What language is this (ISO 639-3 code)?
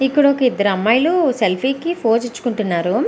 tel